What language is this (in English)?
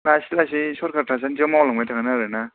Bodo